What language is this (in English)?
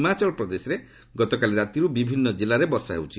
Odia